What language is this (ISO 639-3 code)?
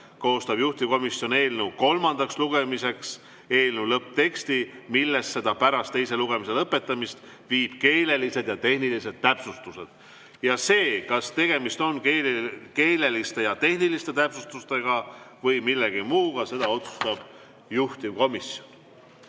est